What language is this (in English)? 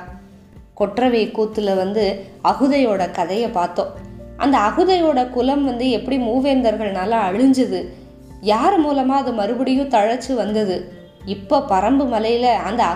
Tamil